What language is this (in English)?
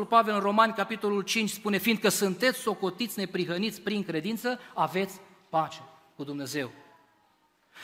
Romanian